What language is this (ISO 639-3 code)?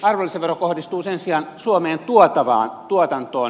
fin